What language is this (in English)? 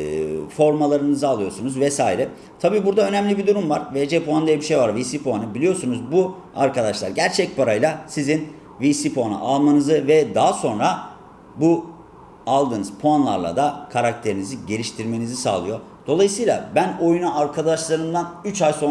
Turkish